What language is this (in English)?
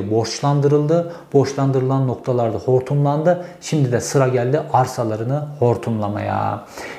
Turkish